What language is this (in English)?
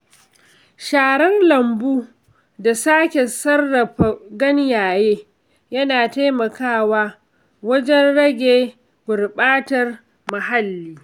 Hausa